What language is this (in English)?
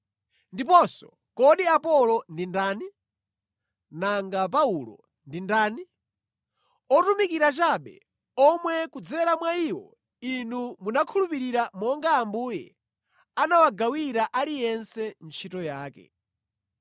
Nyanja